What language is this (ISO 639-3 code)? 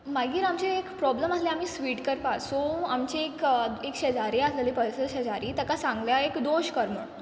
kok